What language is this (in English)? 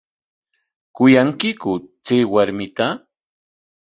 Corongo Ancash Quechua